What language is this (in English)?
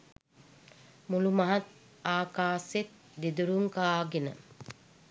Sinhala